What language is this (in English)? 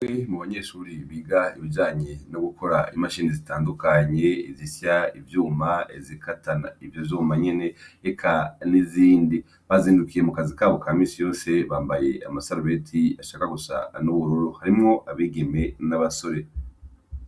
Rundi